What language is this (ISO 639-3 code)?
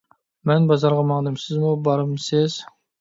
uig